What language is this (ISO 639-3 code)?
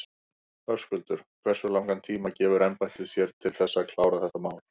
isl